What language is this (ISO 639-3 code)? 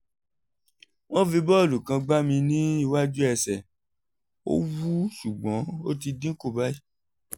yor